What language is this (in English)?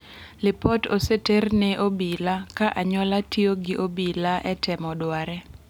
Luo (Kenya and Tanzania)